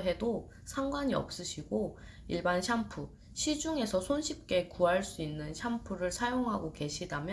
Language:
Korean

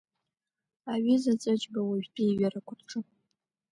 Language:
Abkhazian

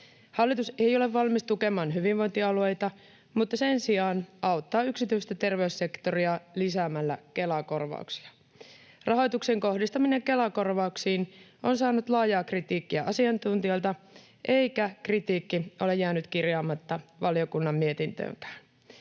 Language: Finnish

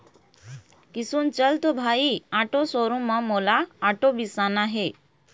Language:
Chhattisgarhi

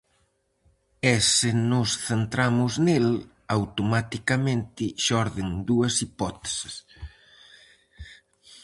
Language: Galician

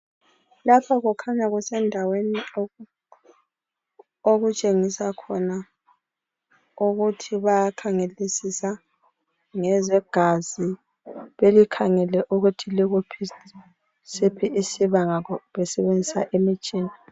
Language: North Ndebele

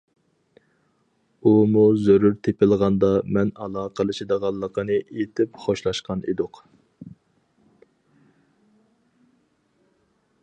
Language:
Uyghur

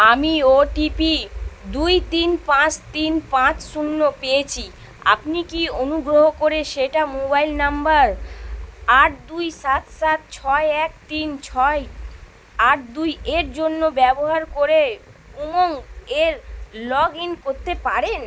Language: Bangla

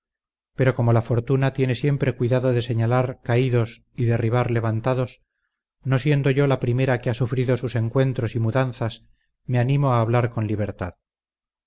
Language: Spanish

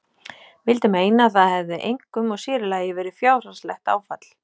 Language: Icelandic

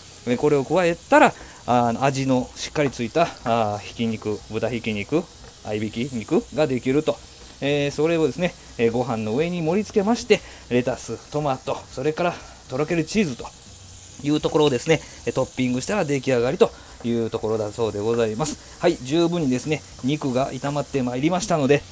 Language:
Japanese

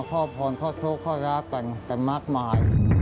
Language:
Thai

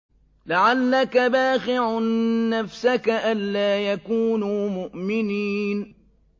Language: Arabic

